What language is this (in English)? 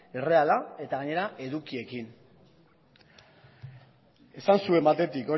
Basque